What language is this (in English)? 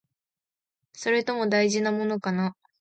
Japanese